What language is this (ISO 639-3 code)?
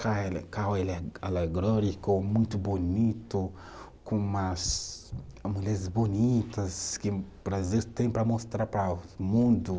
por